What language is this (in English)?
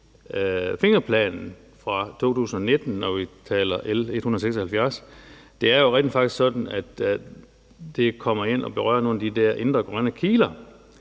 Danish